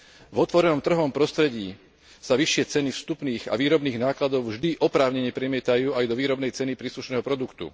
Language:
Slovak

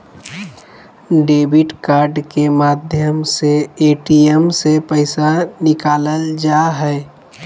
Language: Magahi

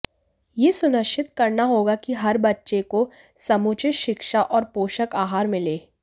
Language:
Hindi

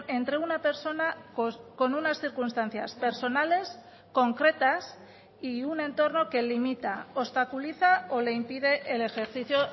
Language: Spanish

